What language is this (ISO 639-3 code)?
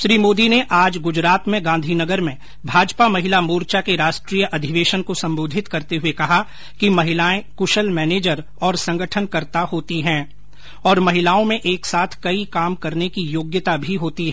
hin